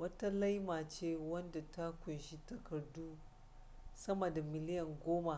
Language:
Hausa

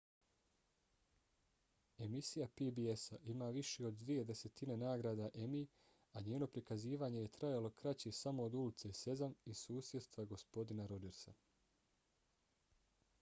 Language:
Bosnian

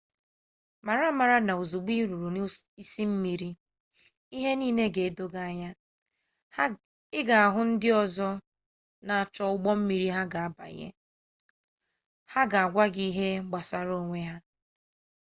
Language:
Igbo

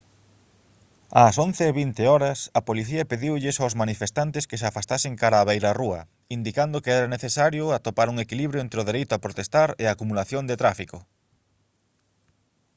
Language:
Galician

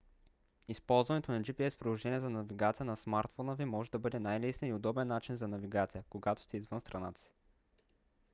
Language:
Bulgarian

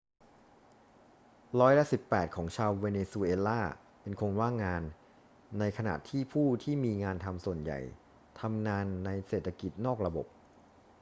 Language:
Thai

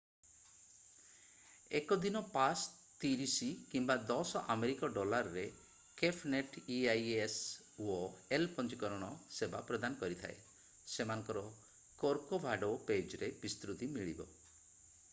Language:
Odia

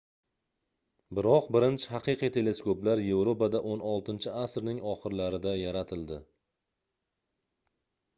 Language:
Uzbek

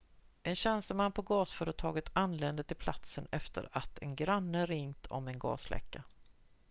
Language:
Swedish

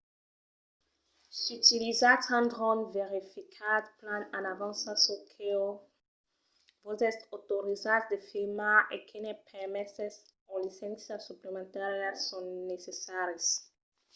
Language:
Occitan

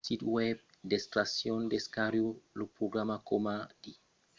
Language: Occitan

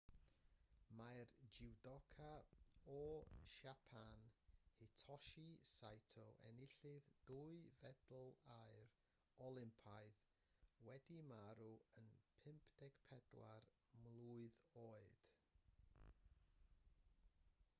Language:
Welsh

